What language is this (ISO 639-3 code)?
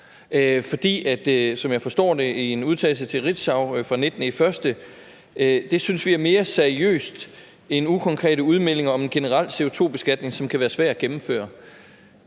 dan